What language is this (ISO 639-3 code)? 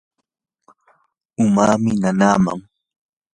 qur